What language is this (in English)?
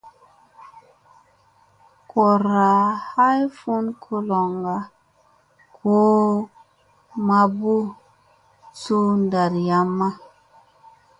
Musey